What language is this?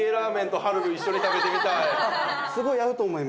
Japanese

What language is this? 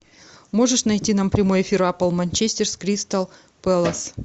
Russian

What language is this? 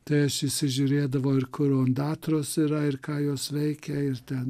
Lithuanian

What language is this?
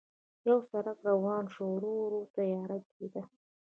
Pashto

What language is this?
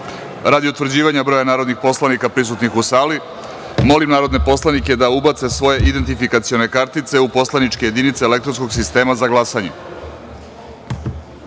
Serbian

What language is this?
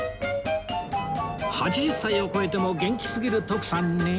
Japanese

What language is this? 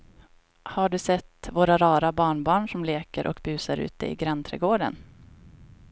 Swedish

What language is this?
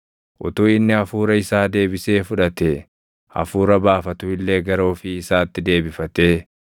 Oromo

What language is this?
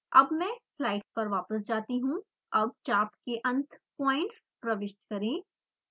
Hindi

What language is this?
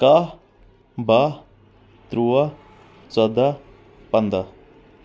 Kashmiri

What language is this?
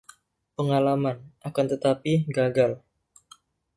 Indonesian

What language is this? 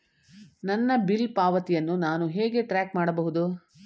Kannada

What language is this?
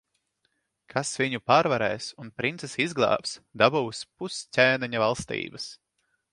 Latvian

